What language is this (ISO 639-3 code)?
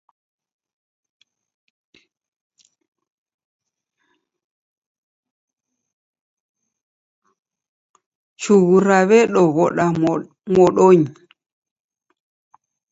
dav